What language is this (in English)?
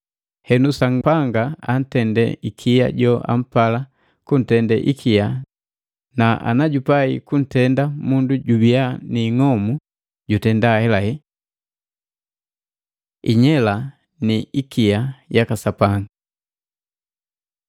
Matengo